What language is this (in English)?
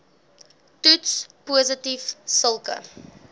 Afrikaans